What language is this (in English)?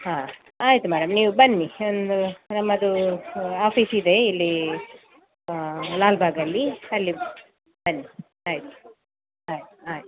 Kannada